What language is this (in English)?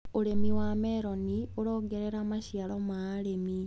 Kikuyu